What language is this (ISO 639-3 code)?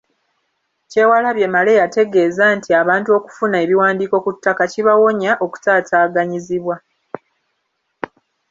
lug